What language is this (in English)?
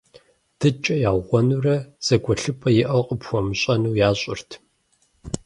Kabardian